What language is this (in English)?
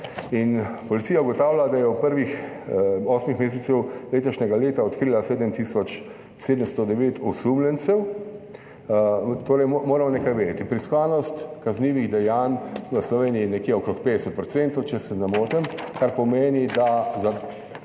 Slovenian